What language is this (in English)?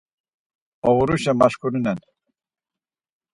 Laz